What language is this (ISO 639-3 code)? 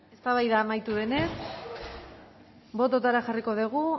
eus